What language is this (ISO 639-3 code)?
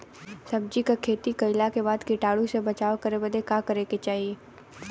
bho